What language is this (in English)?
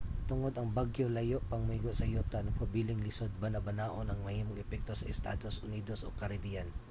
Cebuano